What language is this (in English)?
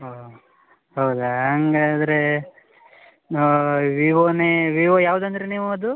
Kannada